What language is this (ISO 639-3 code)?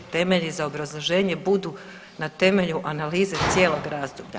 hrv